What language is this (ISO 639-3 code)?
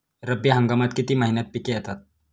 mar